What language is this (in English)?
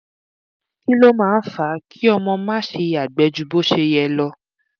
Yoruba